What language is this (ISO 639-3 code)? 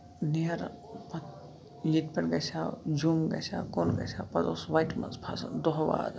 kas